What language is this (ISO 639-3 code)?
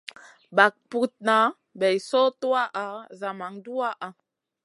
mcn